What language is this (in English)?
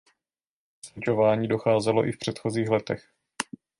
Czech